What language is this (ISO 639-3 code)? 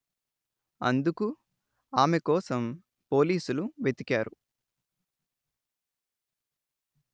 tel